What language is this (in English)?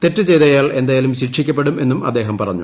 Malayalam